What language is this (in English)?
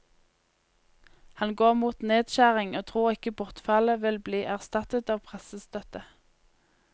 Norwegian